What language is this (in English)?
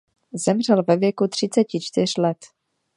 Czech